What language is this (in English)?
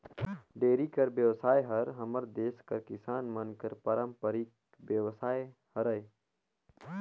Chhattisgarhi